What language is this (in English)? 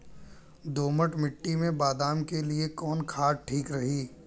Bhojpuri